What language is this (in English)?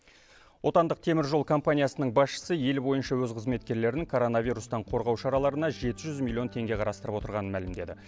Kazakh